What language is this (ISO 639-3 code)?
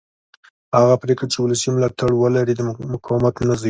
pus